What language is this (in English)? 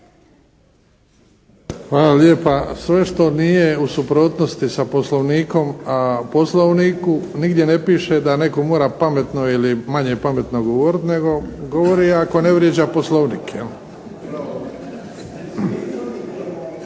Croatian